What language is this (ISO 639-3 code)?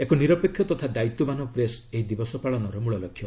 ori